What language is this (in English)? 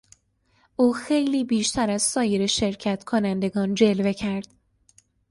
Persian